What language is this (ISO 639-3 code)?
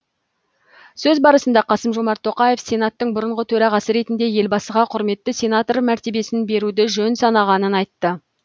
kaz